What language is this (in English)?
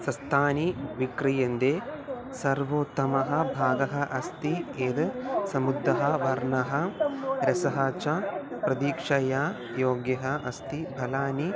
Sanskrit